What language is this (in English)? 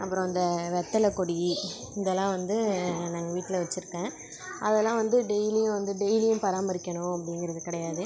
Tamil